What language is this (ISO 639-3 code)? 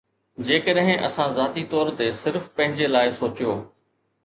snd